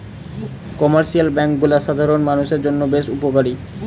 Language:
Bangla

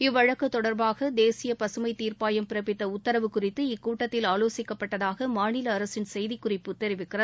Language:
Tamil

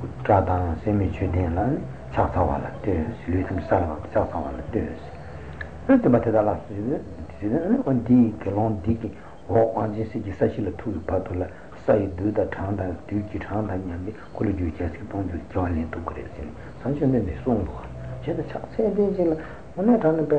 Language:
Italian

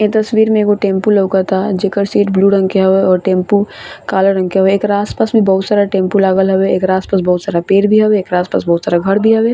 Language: Bhojpuri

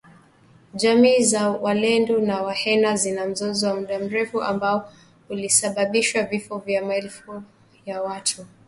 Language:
Swahili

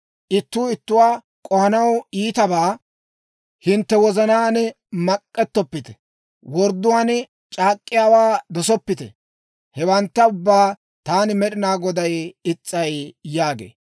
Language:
Dawro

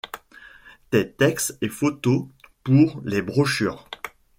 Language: French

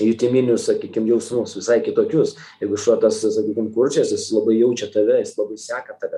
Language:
Lithuanian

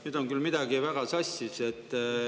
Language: Estonian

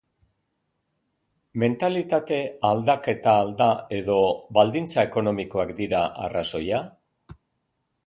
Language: Basque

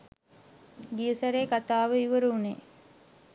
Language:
Sinhala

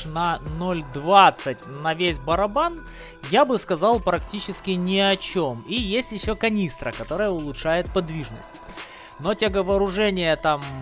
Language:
Russian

